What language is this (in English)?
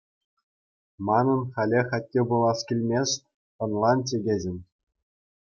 Chuvash